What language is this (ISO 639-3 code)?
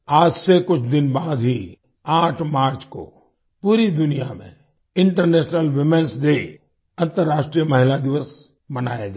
hin